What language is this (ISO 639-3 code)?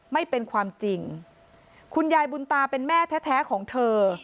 tha